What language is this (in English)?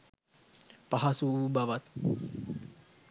Sinhala